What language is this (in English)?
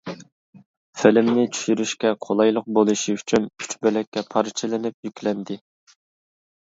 Uyghur